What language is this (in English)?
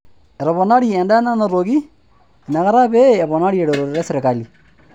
Masai